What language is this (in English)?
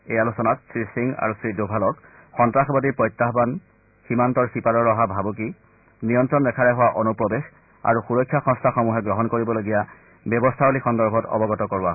Assamese